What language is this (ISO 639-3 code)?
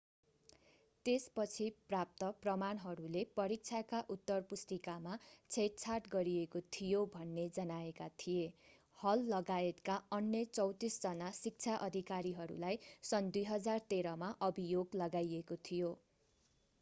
nep